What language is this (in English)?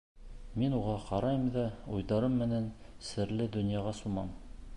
Bashkir